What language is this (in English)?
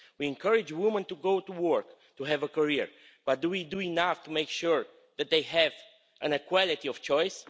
English